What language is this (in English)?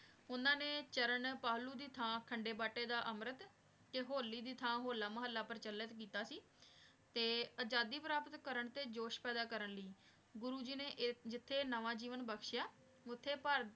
Punjabi